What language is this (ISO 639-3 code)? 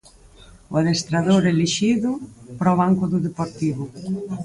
glg